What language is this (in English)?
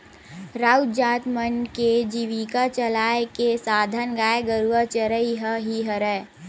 Chhattisgarhi